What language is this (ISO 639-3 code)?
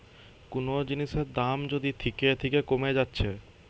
ben